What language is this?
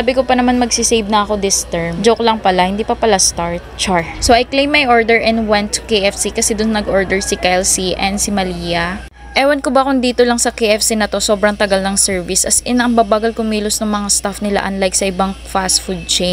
Filipino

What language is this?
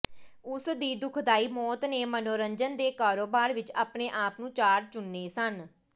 Punjabi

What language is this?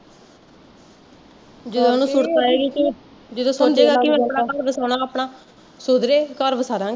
Punjabi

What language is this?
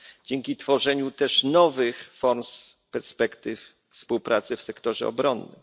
Polish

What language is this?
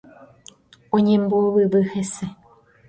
Guarani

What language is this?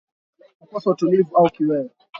Swahili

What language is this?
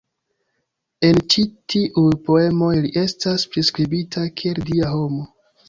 Esperanto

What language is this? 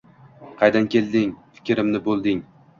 Uzbek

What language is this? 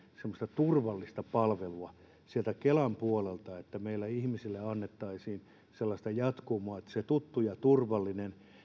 Finnish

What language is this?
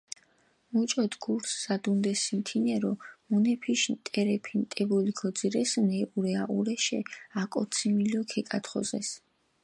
Mingrelian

